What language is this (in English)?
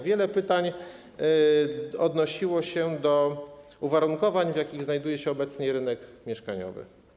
Polish